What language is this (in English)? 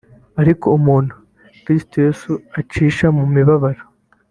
Kinyarwanda